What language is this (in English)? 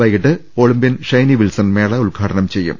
Malayalam